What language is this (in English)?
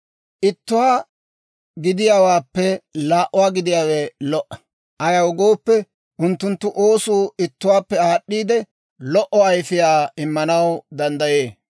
Dawro